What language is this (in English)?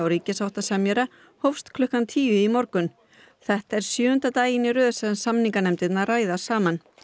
Icelandic